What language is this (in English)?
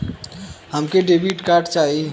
Bhojpuri